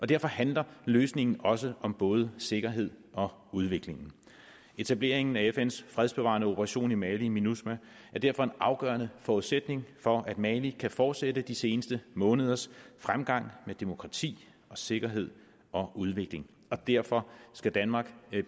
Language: Danish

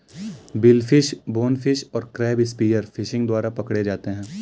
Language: Hindi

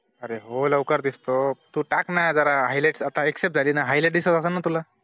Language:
Marathi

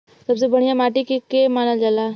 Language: Bhojpuri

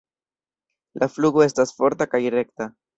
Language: Esperanto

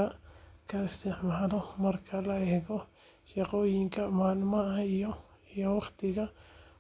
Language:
Somali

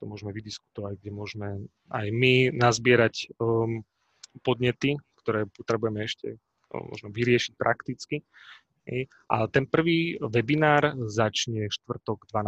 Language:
Slovak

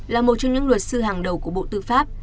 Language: Vietnamese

